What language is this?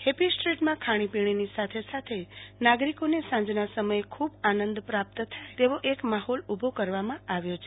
Gujarati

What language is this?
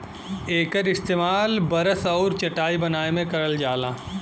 Bhojpuri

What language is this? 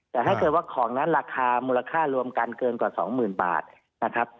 Thai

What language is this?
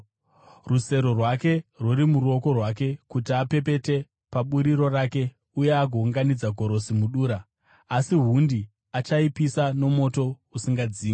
Shona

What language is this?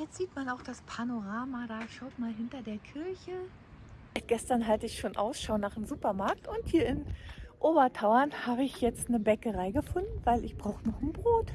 German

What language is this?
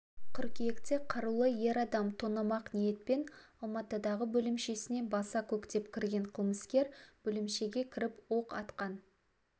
Kazakh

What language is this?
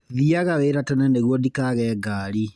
Kikuyu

